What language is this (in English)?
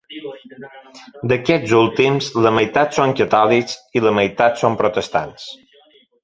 Catalan